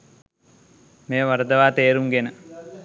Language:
Sinhala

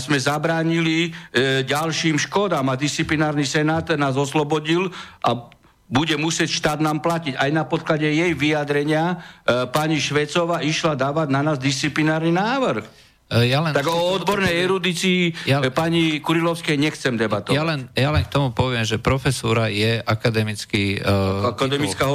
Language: Slovak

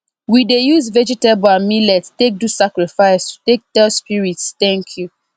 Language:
Nigerian Pidgin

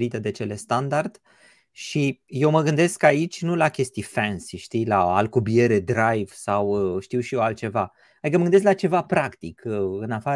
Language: Romanian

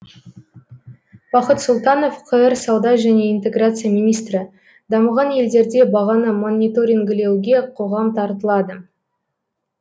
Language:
Kazakh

